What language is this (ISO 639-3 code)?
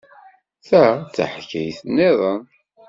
kab